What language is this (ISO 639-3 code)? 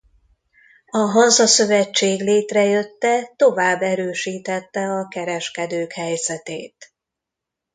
hun